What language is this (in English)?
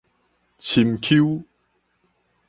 Min Nan Chinese